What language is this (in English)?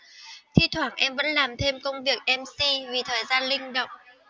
Vietnamese